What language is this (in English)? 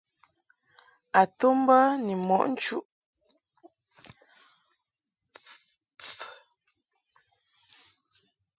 Mungaka